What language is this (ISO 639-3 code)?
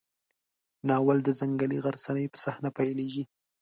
pus